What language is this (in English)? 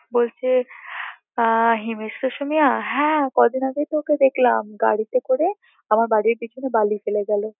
Bangla